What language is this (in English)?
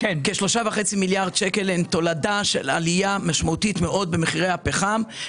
Hebrew